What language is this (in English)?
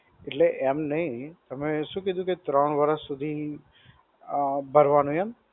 Gujarati